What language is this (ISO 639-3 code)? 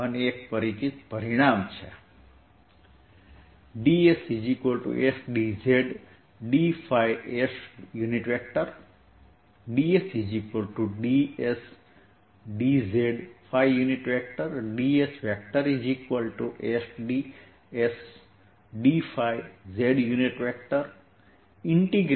guj